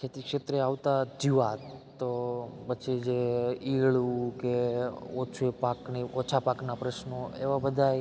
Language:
Gujarati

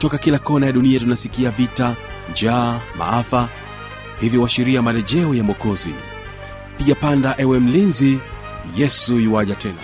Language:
Swahili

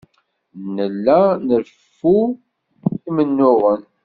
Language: Kabyle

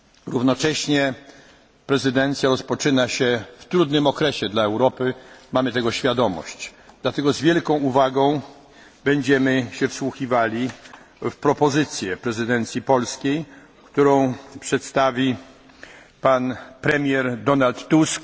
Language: Polish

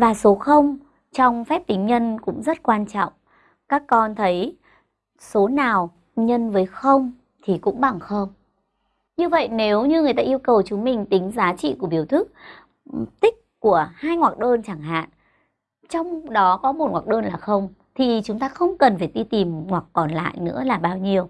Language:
Vietnamese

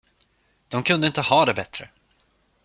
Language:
Swedish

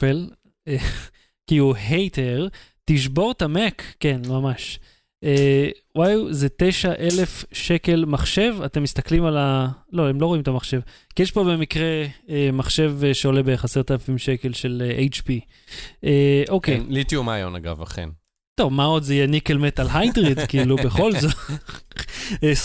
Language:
Hebrew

